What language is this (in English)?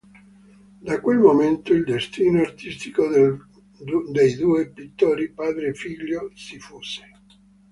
Italian